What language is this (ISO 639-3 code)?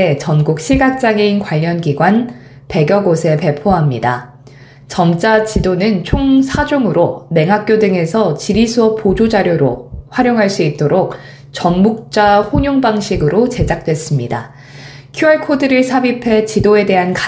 kor